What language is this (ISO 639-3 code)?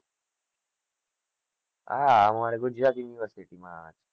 guj